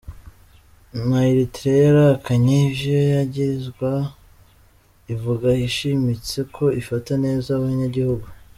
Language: Kinyarwanda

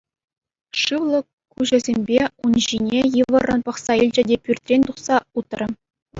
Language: Chuvash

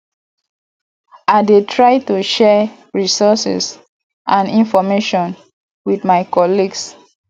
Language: Nigerian Pidgin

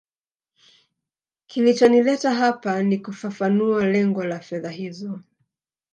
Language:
Swahili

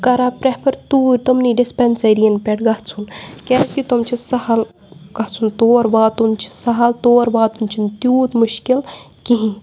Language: Kashmiri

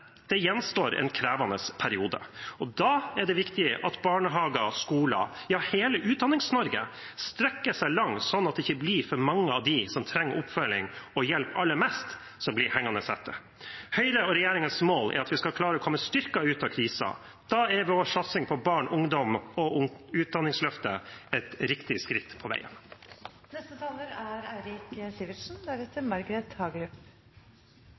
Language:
Norwegian Bokmål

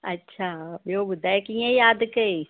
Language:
Sindhi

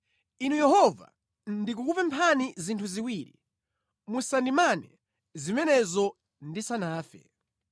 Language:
Nyanja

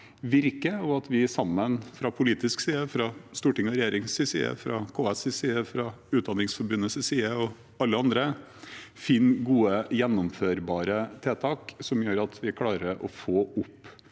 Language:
Norwegian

